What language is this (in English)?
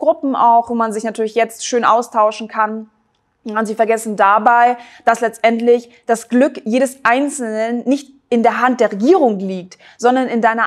German